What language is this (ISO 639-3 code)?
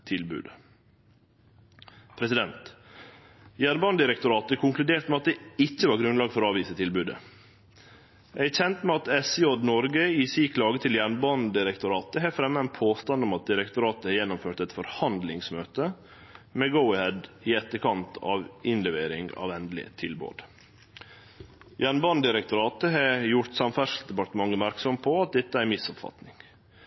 nno